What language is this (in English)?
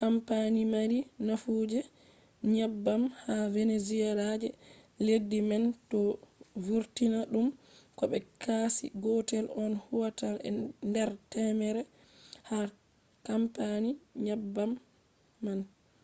Fula